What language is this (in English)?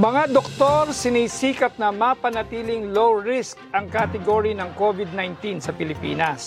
Filipino